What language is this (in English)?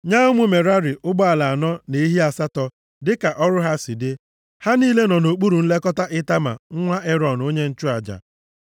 Igbo